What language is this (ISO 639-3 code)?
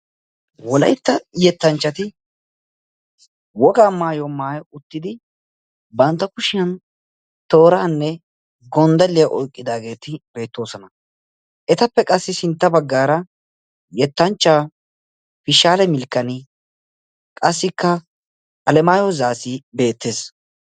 wal